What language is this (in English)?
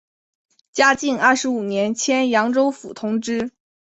Chinese